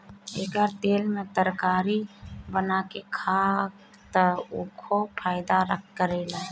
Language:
Bhojpuri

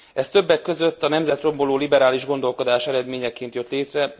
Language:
Hungarian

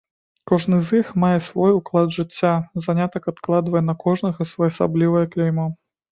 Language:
Belarusian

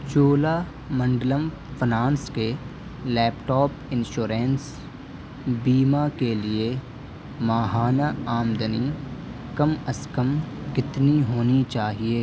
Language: Urdu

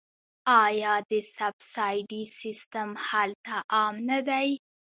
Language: Pashto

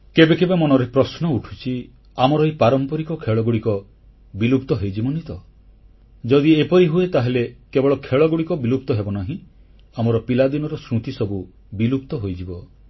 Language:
Odia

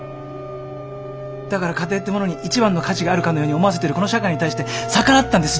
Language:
Japanese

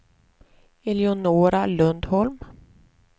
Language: Swedish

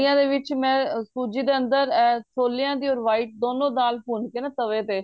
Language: Punjabi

